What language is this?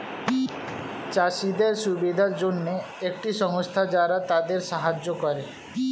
Bangla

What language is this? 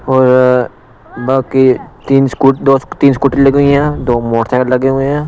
Hindi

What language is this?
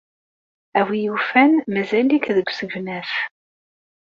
Kabyle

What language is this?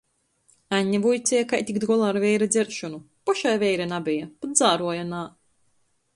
Latgalian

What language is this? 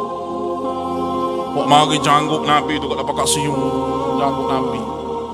Malay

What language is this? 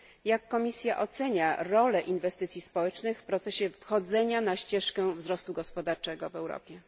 Polish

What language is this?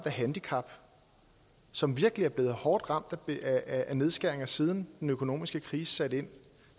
Danish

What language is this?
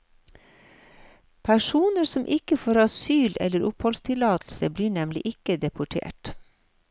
Norwegian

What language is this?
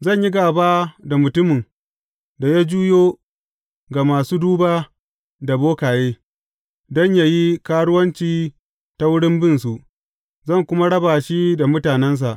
Hausa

